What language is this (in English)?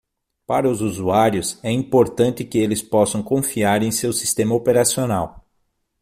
Portuguese